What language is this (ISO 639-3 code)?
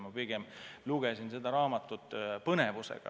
est